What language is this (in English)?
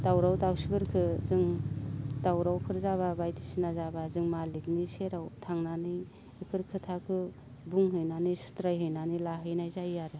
Bodo